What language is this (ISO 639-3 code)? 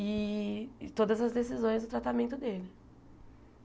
por